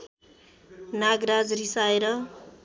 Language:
Nepali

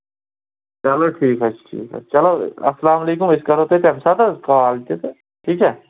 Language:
Kashmiri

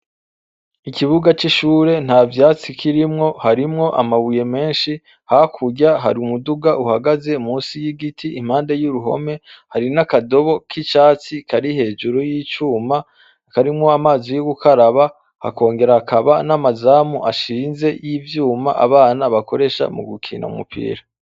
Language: Rundi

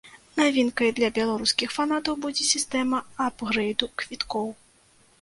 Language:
Belarusian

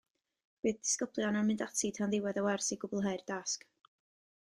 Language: Welsh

